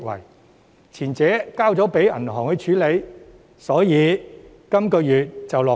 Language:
Cantonese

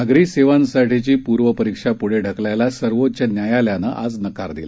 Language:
Marathi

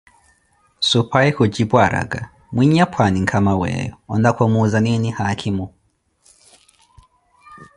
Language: Koti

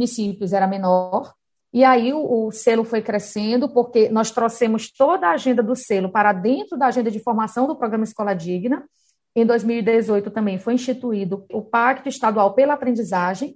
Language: Portuguese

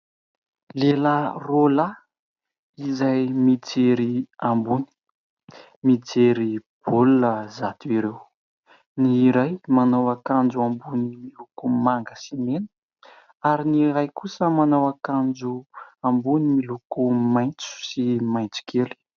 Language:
Malagasy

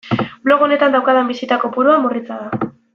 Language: Basque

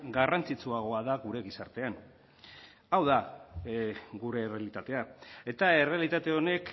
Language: Basque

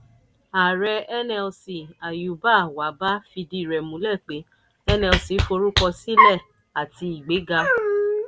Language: Yoruba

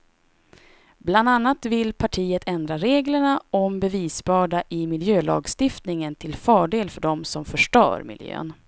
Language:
Swedish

